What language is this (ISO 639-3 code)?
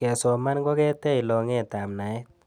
kln